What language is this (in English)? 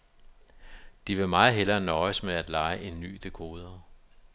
Danish